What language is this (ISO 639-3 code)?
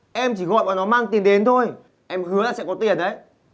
vie